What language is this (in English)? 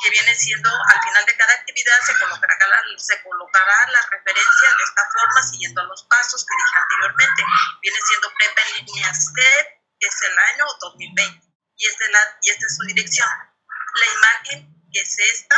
Spanish